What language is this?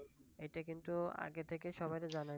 Bangla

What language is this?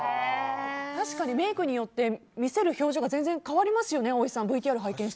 Japanese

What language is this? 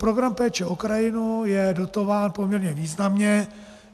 Czech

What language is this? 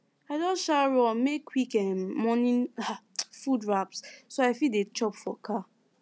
Nigerian Pidgin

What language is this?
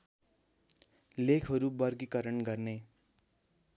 Nepali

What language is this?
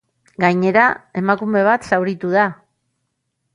Basque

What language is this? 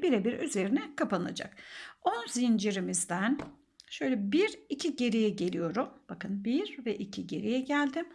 Turkish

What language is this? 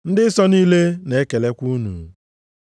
Igbo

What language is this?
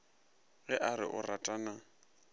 Northern Sotho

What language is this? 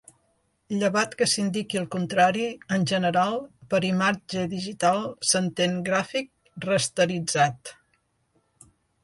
Catalan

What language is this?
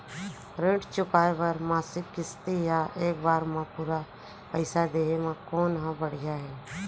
Chhattisgarhi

